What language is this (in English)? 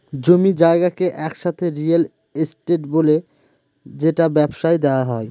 Bangla